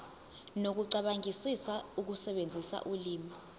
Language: Zulu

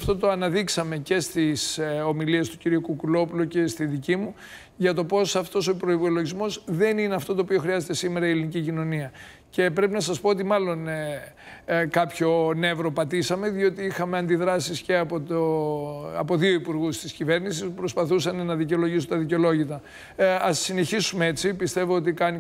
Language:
Greek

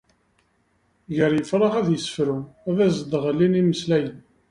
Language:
Kabyle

